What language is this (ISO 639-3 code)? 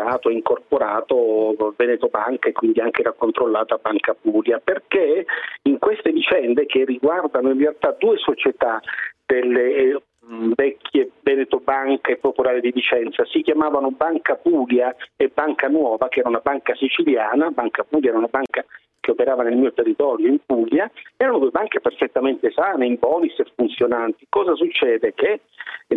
ita